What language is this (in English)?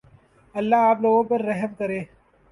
Urdu